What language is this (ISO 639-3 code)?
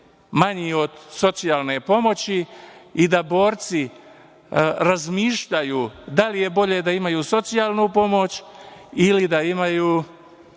srp